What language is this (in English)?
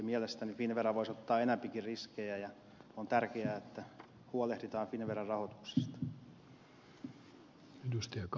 Finnish